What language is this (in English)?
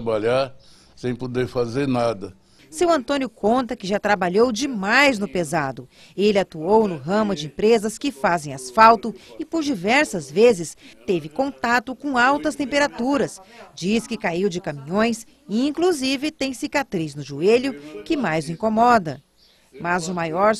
Portuguese